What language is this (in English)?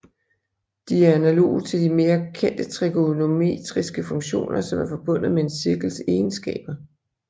Danish